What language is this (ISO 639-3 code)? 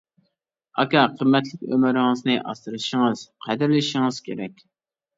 uig